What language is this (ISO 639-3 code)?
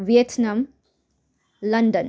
nep